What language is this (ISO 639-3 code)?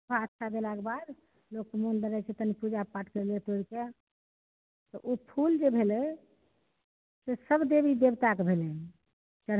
mai